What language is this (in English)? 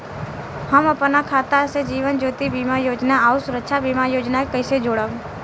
Bhojpuri